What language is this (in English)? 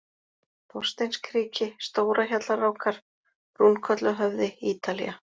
Icelandic